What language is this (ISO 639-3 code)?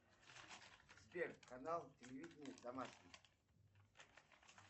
rus